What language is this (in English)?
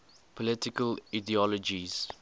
English